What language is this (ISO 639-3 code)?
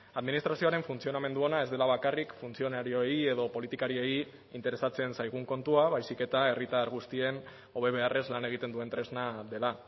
eus